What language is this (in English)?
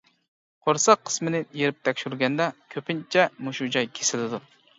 Uyghur